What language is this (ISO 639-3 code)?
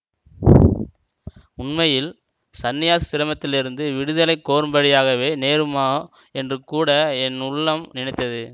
tam